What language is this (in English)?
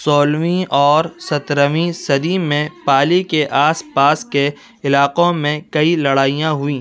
Urdu